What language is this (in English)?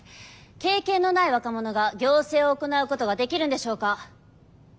Japanese